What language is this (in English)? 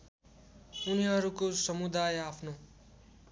Nepali